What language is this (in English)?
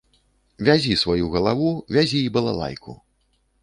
Belarusian